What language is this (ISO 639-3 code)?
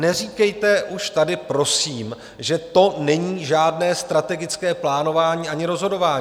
ces